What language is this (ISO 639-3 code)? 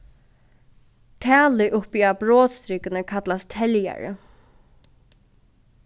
fao